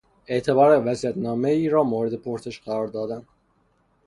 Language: Persian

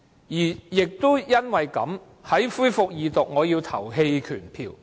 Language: Cantonese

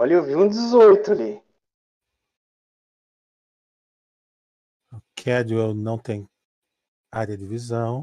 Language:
Portuguese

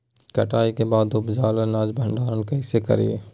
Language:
Magahi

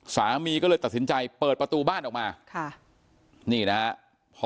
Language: Thai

